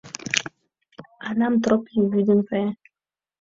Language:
Mari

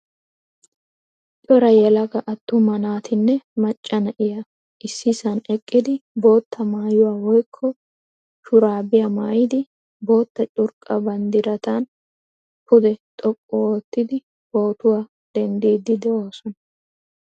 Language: Wolaytta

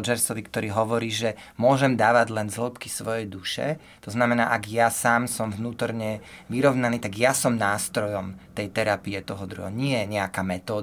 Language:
Slovak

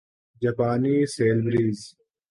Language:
Urdu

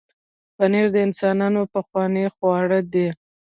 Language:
Pashto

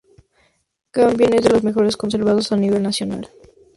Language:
Spanish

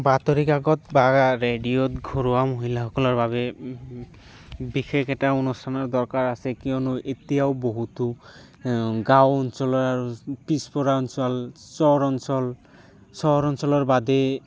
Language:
Assamese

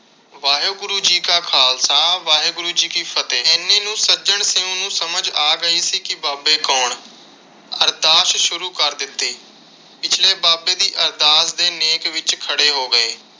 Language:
Punjabi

